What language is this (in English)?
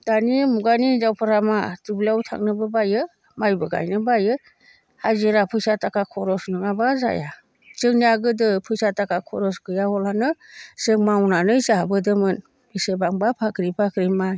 Bodo